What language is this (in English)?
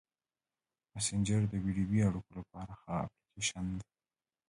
Pashto